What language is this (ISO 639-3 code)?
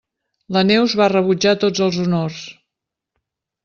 cat